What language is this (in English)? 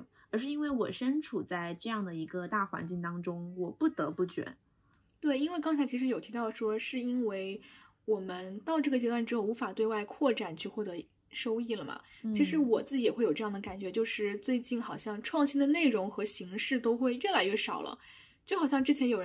Chinese